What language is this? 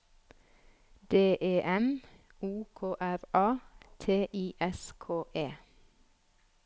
Norwegian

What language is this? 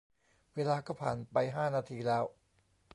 Thai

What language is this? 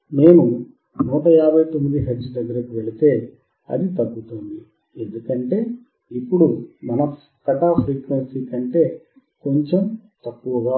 Telugu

